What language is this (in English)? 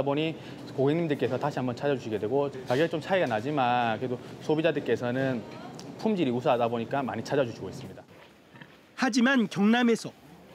Korean